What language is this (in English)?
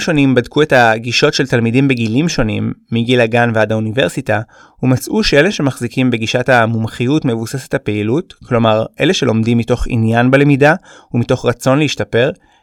Hebrew